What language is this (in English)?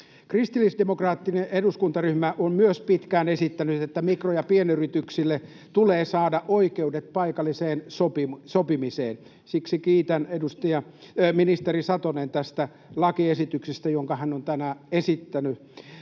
Finnish